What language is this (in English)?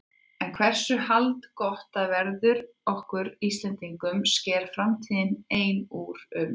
Icelandic